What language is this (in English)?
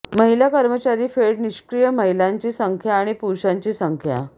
Marathi